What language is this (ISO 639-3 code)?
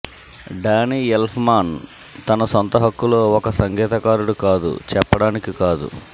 tel